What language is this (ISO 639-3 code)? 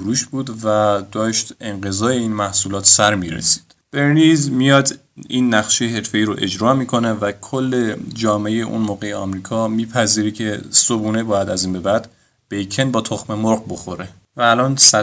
fas